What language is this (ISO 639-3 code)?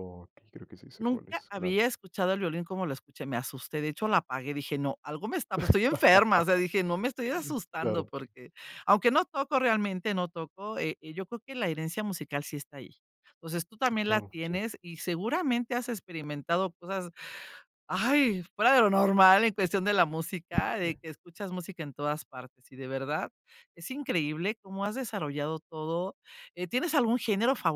spa